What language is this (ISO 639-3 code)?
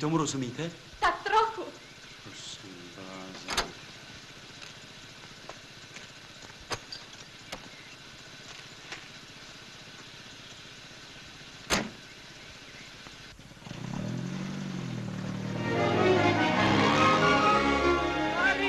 ces